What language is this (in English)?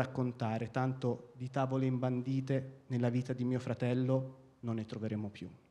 Italian